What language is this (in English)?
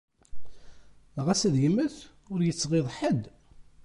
Kabyle